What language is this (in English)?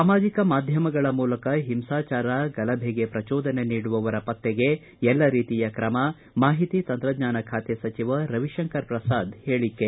Kannada